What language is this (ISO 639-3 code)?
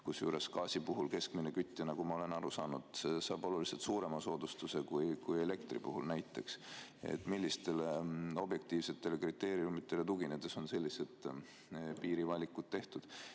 est